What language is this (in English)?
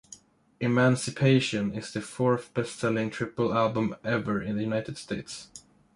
English